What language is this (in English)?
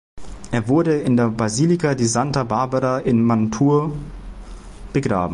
German